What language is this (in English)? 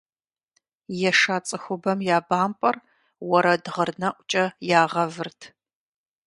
Kabardian